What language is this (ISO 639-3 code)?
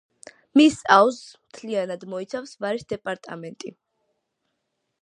kat